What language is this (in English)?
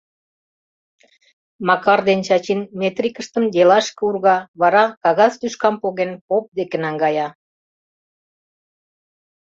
Mari